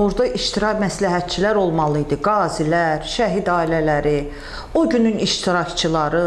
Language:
Azerbaijani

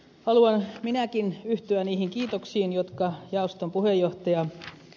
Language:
Finnish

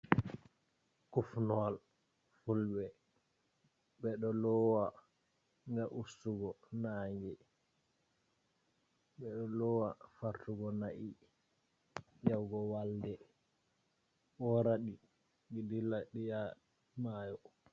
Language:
Fula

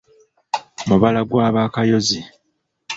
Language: Ganda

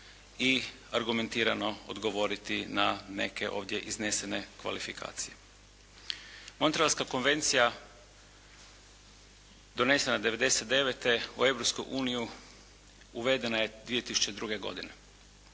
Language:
Croatian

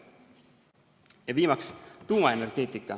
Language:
Estonian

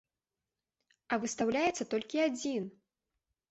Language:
Belarusian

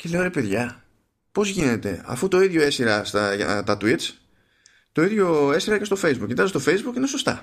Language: Greek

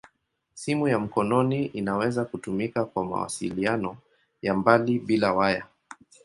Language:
Swahili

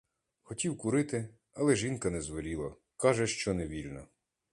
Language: Ukrainian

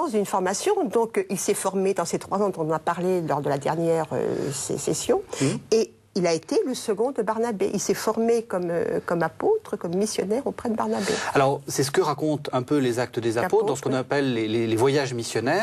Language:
French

